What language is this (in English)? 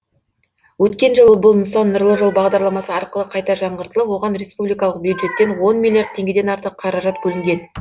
Kazakh